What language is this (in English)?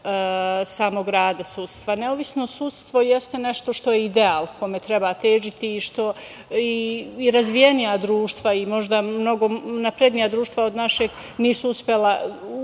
Serbian